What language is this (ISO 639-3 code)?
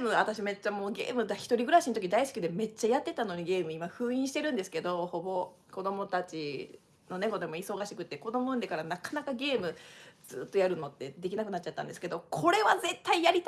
jpn